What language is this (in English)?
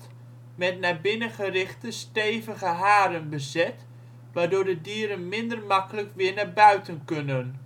Dutch